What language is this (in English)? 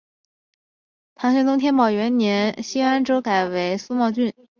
Chinese